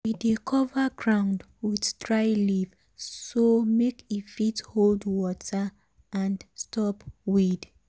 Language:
Nigerian Pidgin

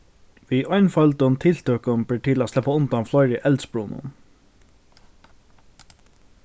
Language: Faroese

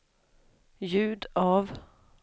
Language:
Swedish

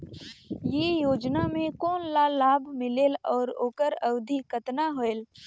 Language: Chhattisgarhi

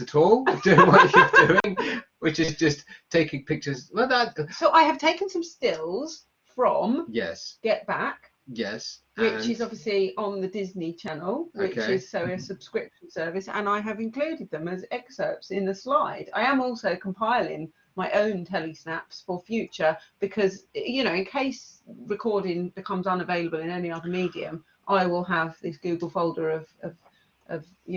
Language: English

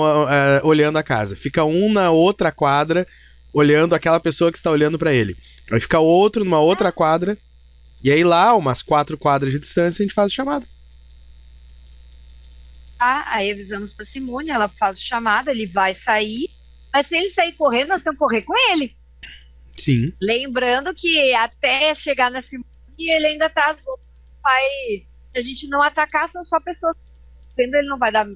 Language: Portuguese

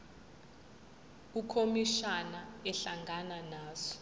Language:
Zulu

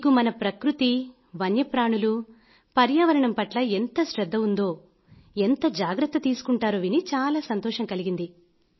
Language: Telugu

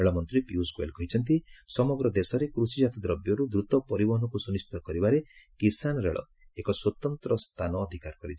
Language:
Odia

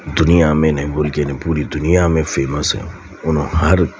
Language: Urdu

